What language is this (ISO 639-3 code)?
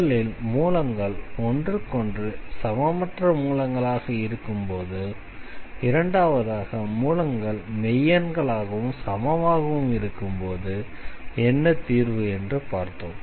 tam